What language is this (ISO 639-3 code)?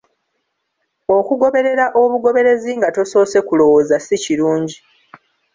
lug